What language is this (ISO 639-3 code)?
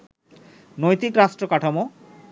ben